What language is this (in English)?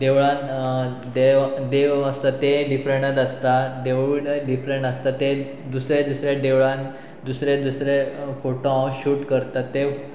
Konkani